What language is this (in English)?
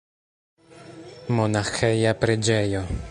Esperanto